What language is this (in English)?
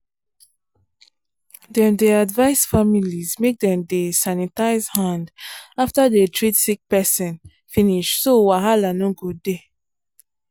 Nigerian Pidgin